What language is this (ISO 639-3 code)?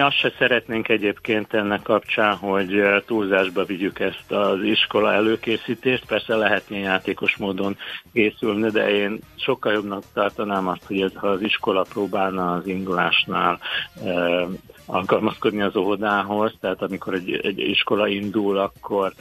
hun